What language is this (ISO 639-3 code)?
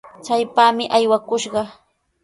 qws